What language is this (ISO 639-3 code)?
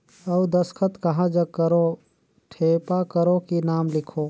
hne